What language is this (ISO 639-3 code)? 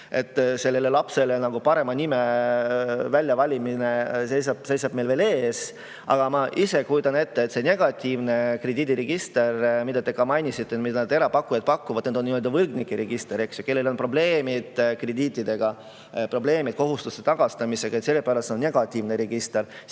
est